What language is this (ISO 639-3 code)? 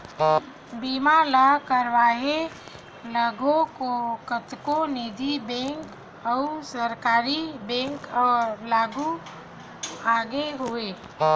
hne